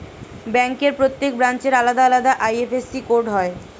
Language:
Bangla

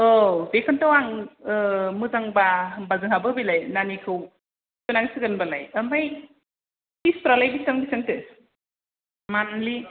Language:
Bodo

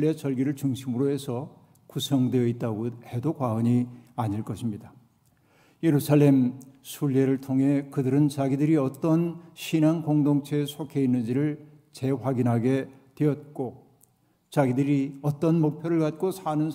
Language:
Korean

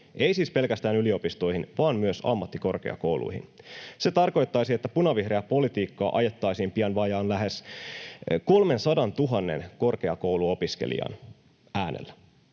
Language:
Finnish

